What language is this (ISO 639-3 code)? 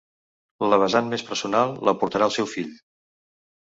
cat